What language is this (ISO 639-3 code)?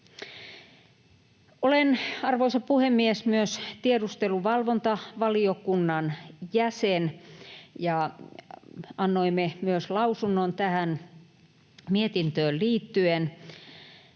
fin